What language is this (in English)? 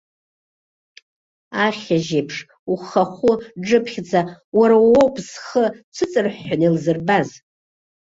Abkhazian